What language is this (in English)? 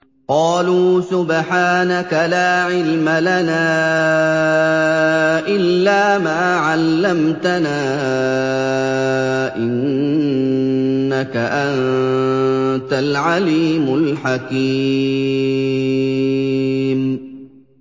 Arabic